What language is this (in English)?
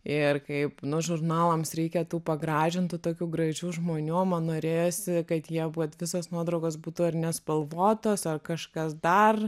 Lithuanian